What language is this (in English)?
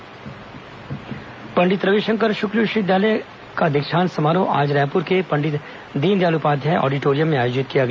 Hindi